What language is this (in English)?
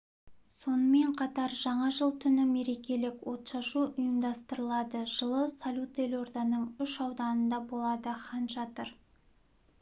Kazakh